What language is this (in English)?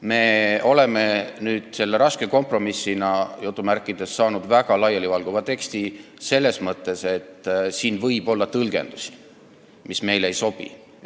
Estonian